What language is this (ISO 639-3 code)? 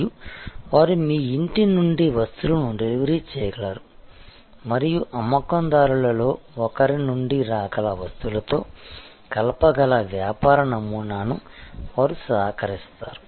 tel